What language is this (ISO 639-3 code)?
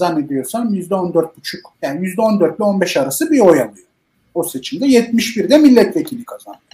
tur